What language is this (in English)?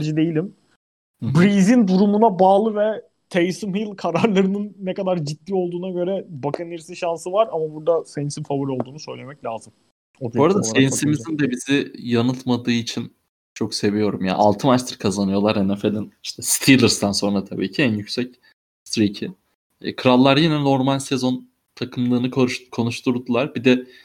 Turkish